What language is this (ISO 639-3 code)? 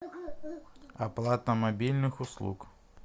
rus